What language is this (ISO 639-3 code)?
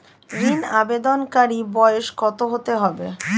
ben